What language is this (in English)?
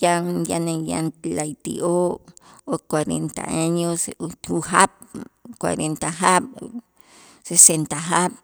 Itzá